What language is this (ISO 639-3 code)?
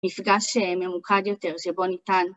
heb